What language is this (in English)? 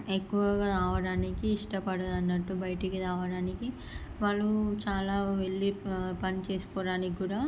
Telugu